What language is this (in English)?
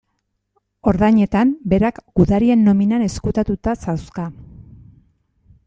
Basque